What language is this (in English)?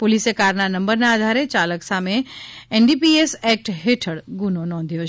Gujarati